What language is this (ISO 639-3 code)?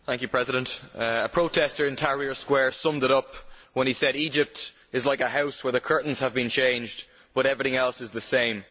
eng